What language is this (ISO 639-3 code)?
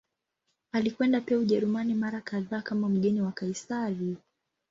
swa